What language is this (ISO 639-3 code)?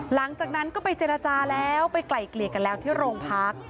tha